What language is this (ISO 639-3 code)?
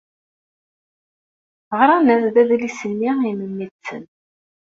kab